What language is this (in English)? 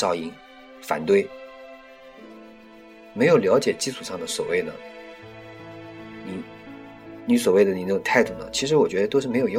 Chinese